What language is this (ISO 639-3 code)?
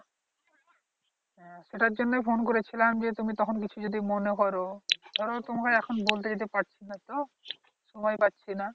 ben